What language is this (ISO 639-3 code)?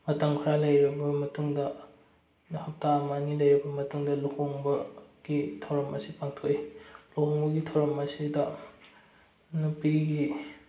mni